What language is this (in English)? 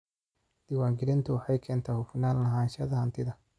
Somali